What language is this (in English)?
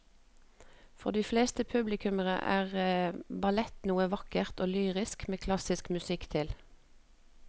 Norwegian